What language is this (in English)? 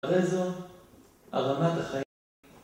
Hebrew